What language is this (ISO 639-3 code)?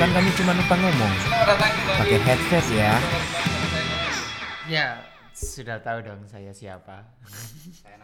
ind